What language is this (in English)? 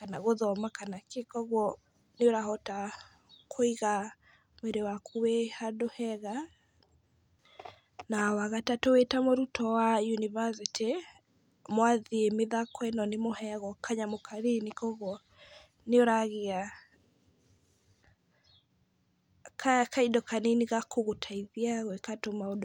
Kikuyu